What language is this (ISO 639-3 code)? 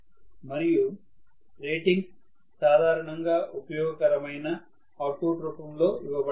tel